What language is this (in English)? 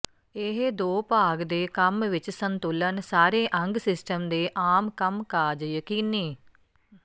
Punjabi